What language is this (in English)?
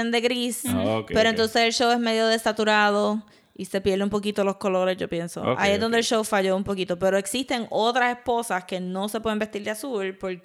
Spanish